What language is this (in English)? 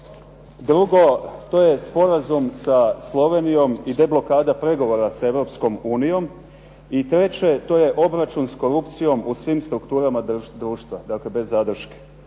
Croatian